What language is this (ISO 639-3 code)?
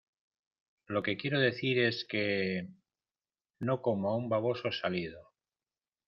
spa